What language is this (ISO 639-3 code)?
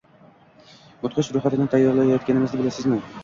uzb